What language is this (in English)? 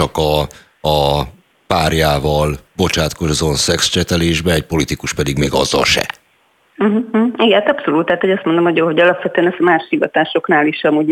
Hungarian